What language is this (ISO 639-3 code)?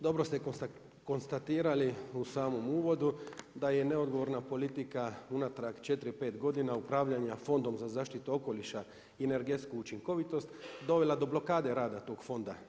hrv